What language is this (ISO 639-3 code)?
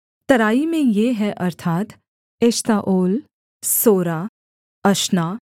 hin